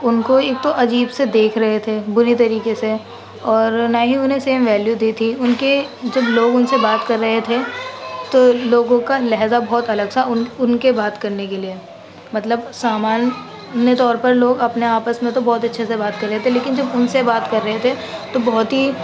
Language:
Urdu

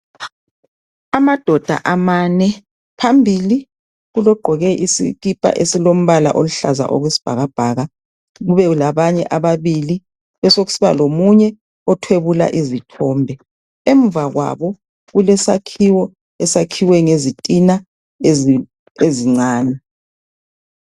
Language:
North Ndebele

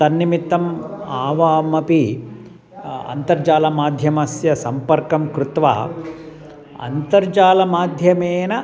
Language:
Sanskrit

